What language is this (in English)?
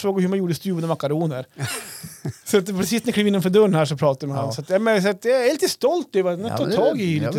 Swedish